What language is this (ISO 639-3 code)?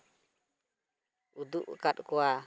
sat